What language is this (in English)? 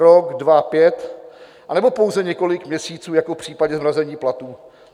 Czech